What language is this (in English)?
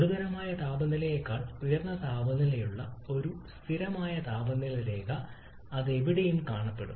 Malayalam